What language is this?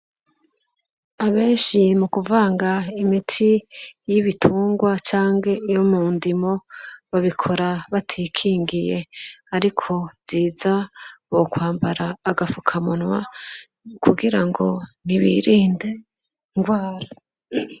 Rundi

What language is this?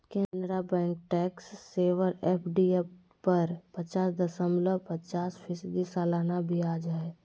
Magahi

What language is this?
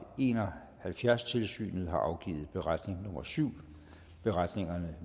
Danish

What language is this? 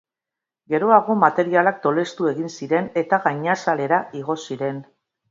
Basque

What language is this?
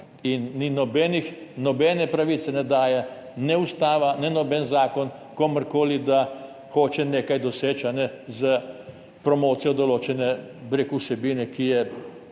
Slovenian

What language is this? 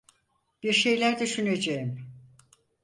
Turkish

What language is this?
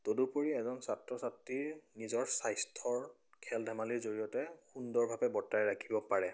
Assamese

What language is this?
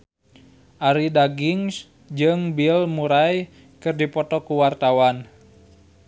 Sundanese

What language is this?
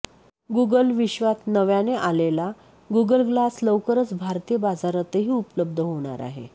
Marathi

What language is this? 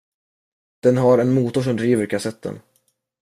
Swedish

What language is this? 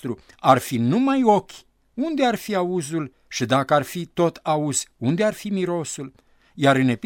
Romanian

